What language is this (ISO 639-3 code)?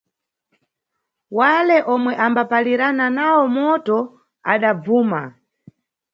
nyu